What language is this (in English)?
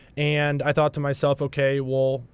English